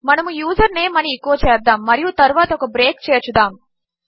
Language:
Telugu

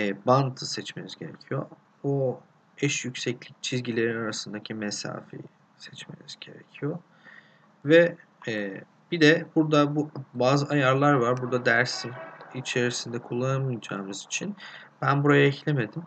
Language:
Turkish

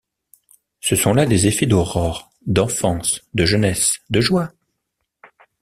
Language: French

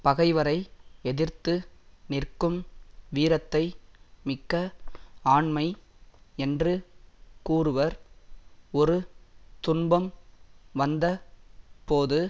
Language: Tamil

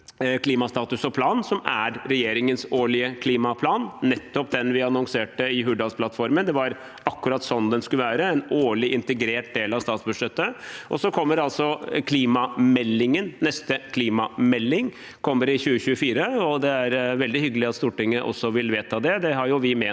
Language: Norwegian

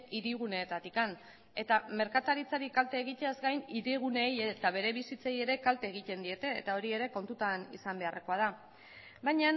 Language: Basque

